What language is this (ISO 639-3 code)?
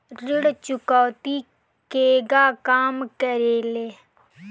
bho